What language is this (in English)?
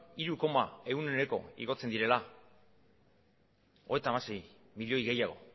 Basque